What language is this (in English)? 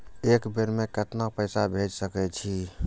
Maithili